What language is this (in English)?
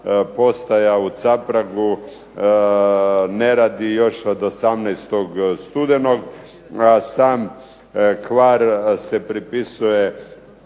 Croatian